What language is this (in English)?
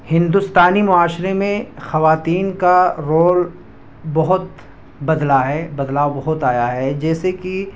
Urdu